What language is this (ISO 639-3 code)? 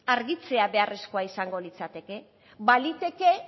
eus